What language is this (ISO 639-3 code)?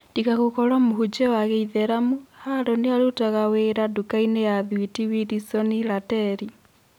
kik